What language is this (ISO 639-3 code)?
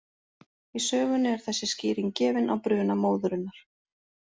isl